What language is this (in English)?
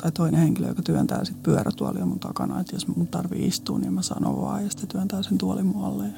Finnish